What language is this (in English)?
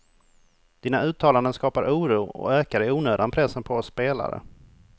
Swedish